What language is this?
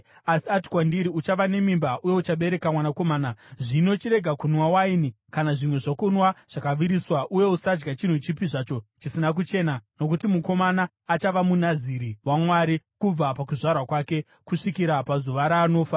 Shona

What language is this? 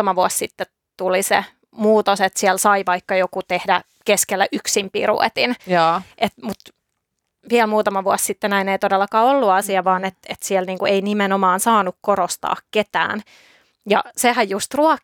Finnish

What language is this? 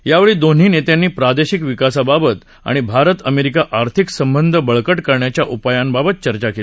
Marathi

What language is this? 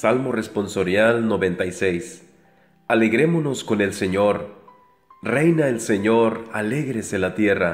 Spanish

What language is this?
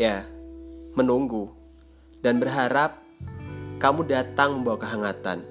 Indonesian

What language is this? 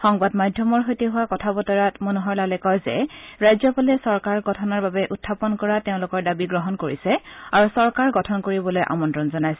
Assamese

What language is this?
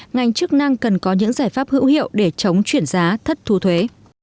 Vietnamese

